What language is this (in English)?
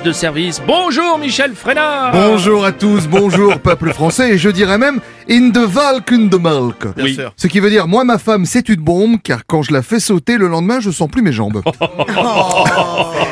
French